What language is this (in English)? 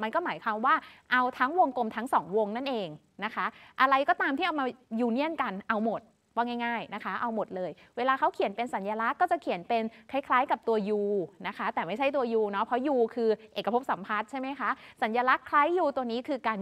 Thai